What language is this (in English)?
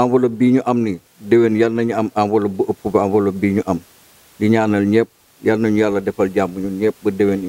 Indonesian